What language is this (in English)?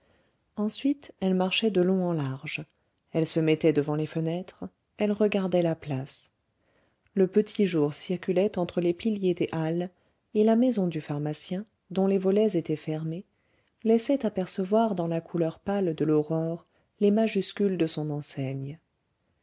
French